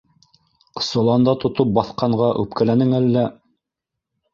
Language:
Bashkir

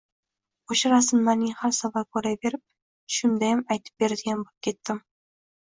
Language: Uzbek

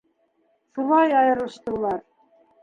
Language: Bashkir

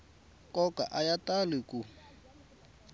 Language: Tsonga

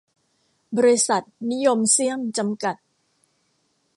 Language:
Thai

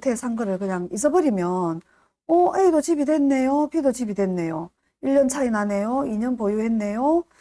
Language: Korean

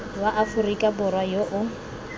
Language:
Tswana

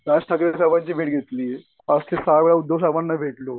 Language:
Marathi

